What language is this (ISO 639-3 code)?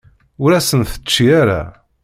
kab